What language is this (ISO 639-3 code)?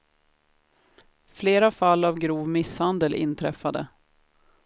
swe